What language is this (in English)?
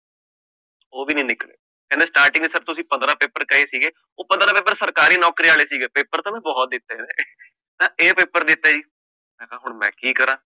Punjabi